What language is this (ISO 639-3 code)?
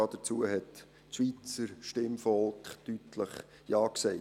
gsw